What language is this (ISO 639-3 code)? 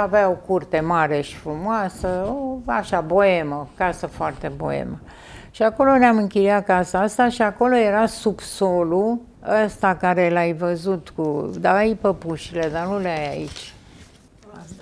ron